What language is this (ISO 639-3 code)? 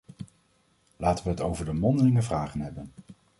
nld